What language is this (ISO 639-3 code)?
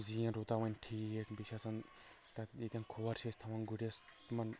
kas